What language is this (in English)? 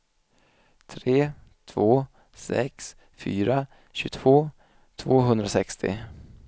Swedish